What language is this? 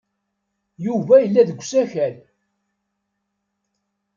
Kabyle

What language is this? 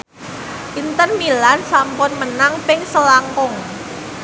Javanese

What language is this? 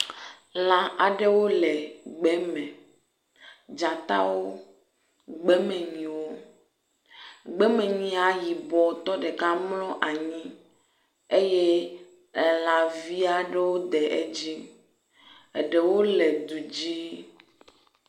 Ewe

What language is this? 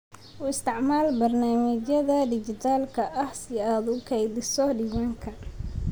Somali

